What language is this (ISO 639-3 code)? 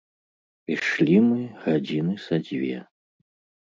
bel